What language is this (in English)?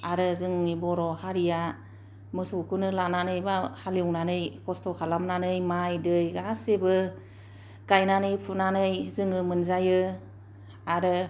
Bodo